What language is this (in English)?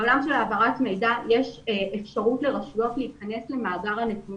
Hebrew